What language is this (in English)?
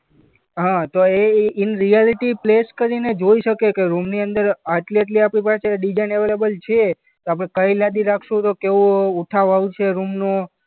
Gujarati